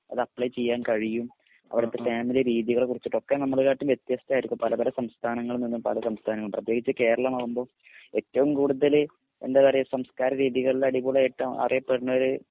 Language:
Malayalam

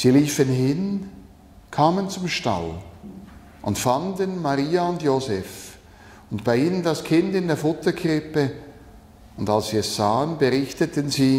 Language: German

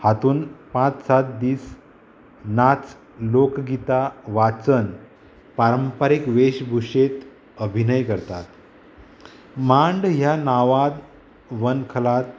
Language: Konkani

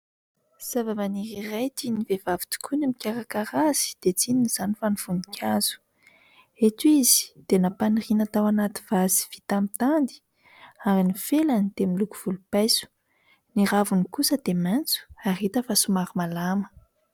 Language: Malagasy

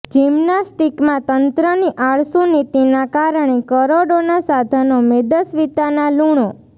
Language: Gujarati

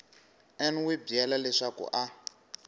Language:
Tsonga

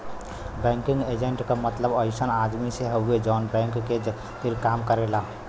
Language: Bhojpuri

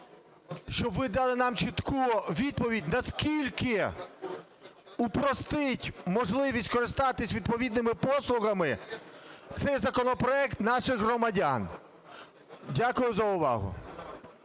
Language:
Ukrainian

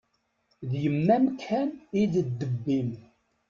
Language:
Kabyle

